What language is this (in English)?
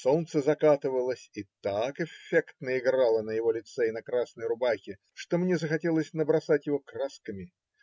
Russian